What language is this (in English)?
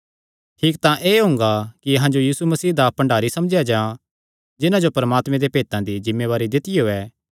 Kangri